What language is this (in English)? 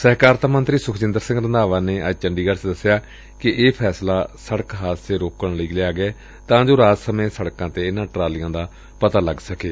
Punjabi